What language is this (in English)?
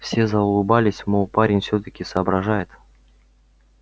Russian